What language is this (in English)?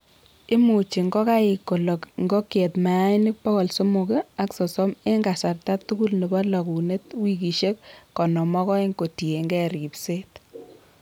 Kalenjin